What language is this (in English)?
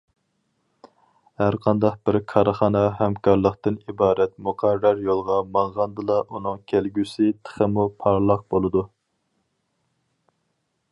Uyghur